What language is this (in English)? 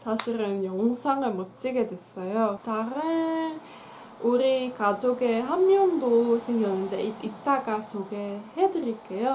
Korean